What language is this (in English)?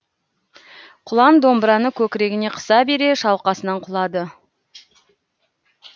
Kazakh